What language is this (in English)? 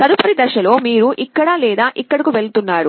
Telugu